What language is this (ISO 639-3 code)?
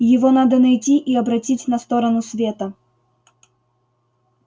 rus